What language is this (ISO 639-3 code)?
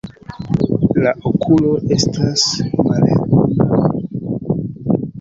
epo